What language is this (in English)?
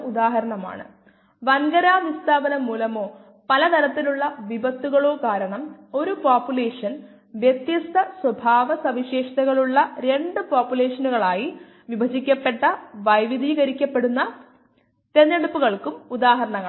Malayalam